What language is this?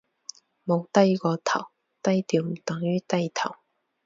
Cantonese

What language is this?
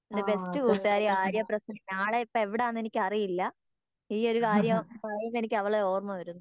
Malayalam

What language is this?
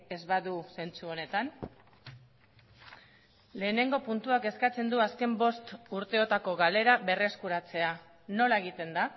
Basque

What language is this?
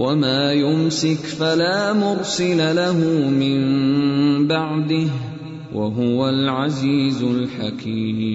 Urdu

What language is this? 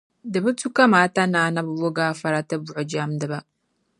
Dagbani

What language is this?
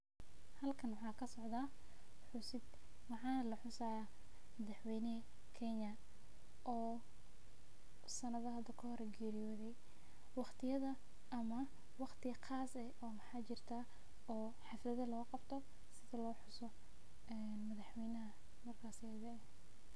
Somali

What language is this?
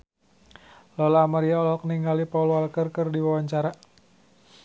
Sundanese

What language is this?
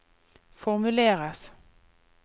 Norwegian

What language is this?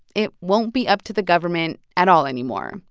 English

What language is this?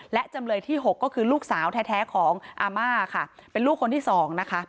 Thai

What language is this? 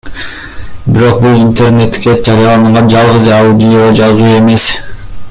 Kyrgyz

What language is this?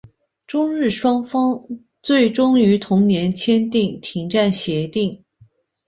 Chinese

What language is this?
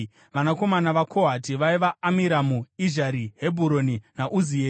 Shona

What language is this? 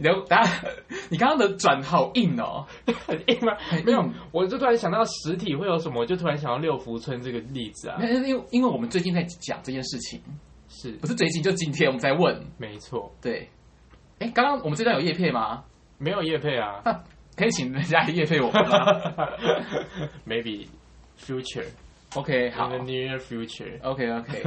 Chinese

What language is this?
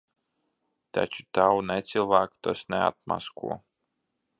Latvian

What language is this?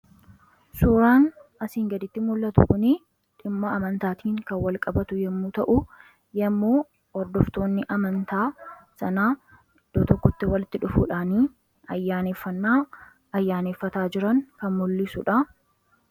Oromo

